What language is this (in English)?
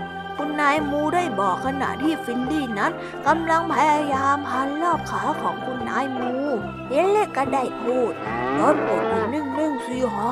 Thai